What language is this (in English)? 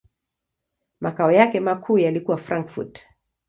Swahili